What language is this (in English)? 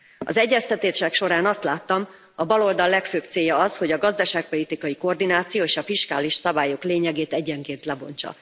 Hungarian